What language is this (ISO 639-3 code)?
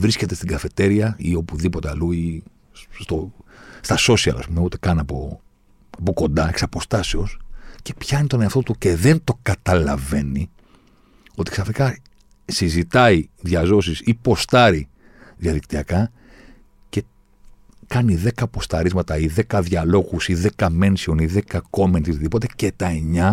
ell